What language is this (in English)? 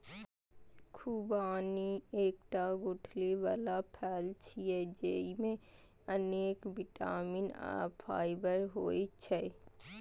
Maithili